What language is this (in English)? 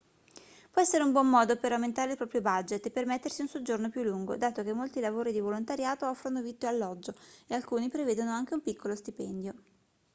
Italian